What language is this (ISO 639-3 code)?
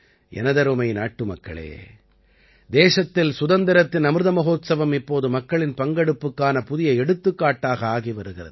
tam